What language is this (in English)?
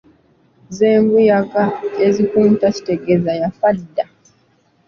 Ganda